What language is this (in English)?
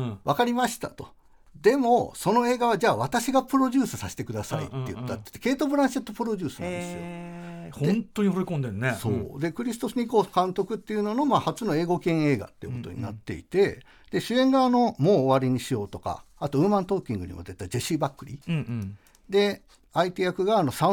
Japanese